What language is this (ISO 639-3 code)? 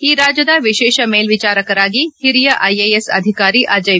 kan